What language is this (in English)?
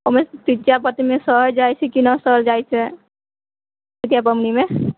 Maithili